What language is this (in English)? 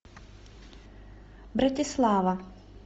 Russian